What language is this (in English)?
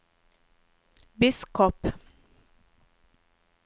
Norwegian